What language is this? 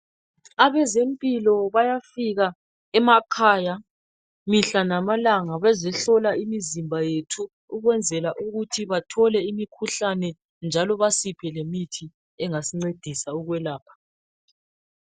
North Ndebele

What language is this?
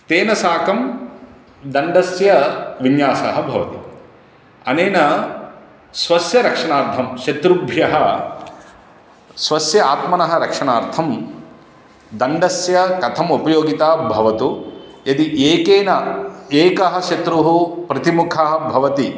Sanskrit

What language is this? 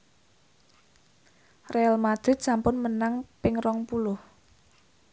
Javanese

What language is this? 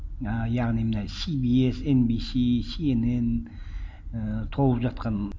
Kazakh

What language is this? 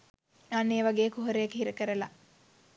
Sinhala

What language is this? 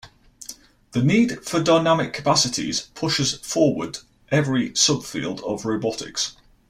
English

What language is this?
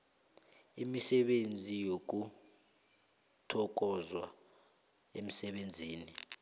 South Ndebele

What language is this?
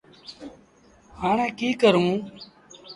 Sindhi Bhil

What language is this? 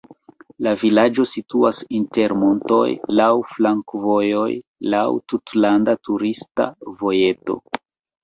Esperanto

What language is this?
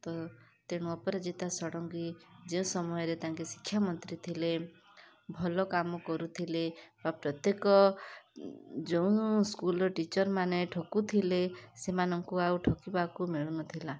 Odia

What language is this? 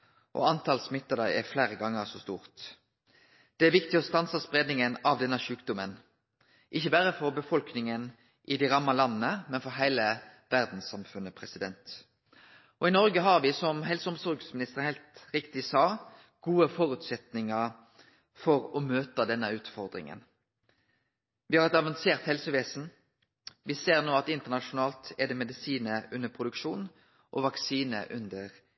Norwegian Nynorsk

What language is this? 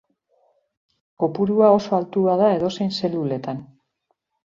Basque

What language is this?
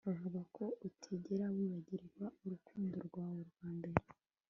Kinyarwanda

